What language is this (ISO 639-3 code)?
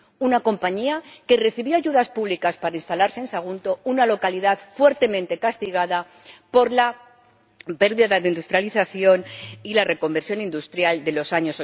spa